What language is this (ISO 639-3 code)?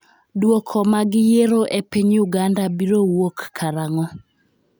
luo